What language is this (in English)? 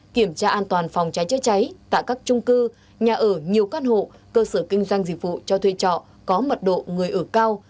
Vietnamese